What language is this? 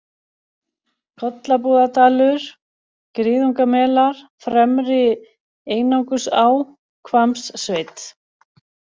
Icelandic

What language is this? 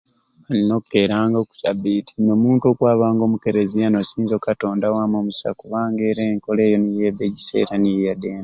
Ruuli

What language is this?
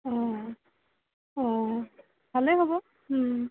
Assamese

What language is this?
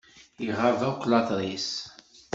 Kabyle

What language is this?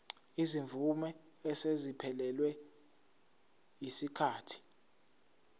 Zulu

